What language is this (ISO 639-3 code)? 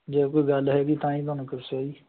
pan